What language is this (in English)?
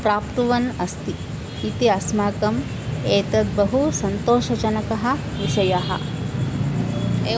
Sanskrit